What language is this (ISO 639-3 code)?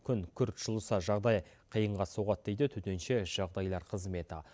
kaz